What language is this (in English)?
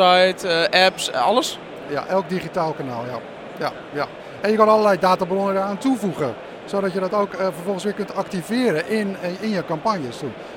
Dutch